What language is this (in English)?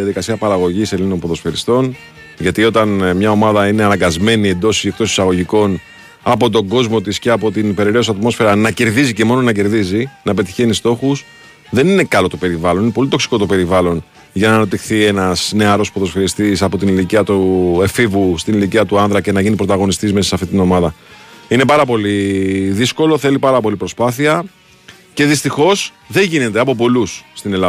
Greek